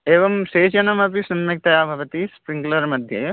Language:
Sanskrit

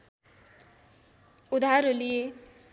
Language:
Nepali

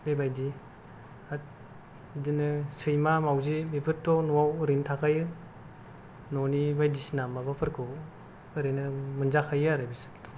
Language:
Bodo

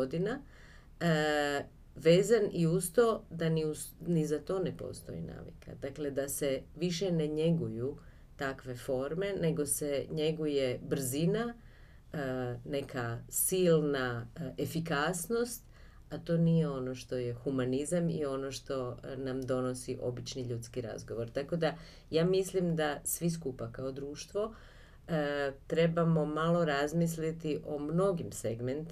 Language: Croatian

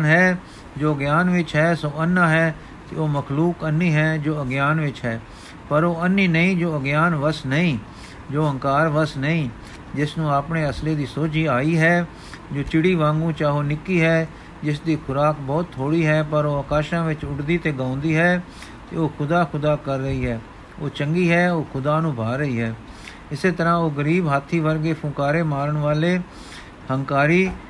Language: Punjabi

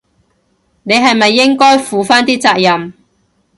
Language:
Cantonese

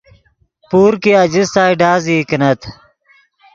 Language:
Yidgha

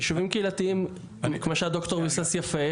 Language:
Hebrew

